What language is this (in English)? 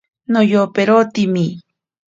Ashéninka Perené